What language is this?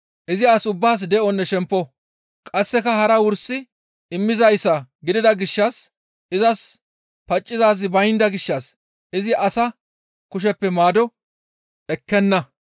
Gamo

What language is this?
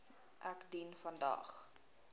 Afrikaans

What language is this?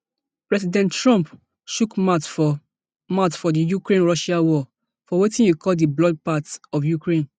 Nigerian Pidgin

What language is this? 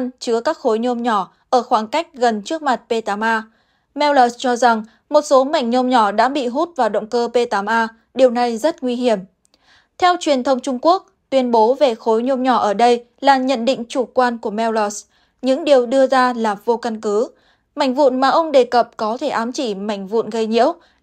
Vietnamese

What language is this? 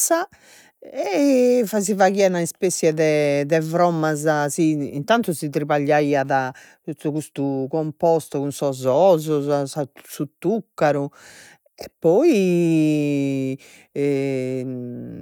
Sardinian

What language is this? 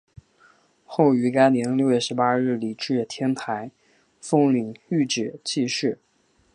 Chinese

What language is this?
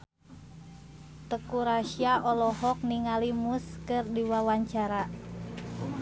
Sundanese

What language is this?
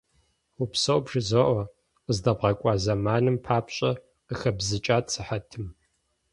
Kabardian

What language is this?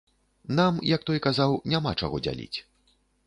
Belarusian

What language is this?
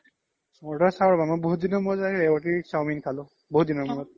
Assamese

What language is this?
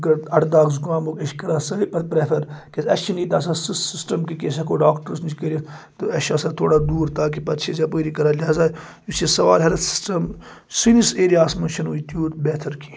Kashmiri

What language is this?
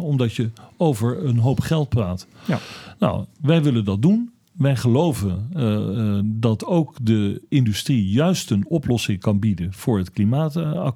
Dutch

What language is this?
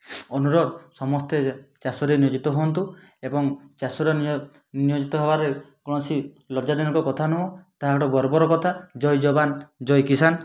Odia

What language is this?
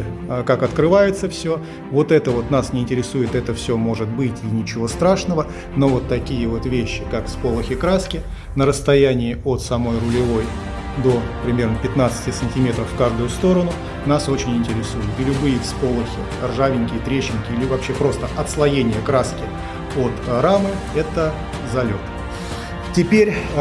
Russian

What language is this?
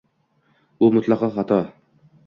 Uzbek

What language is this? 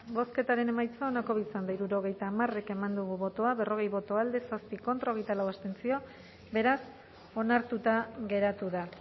Basque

